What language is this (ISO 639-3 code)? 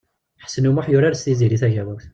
kab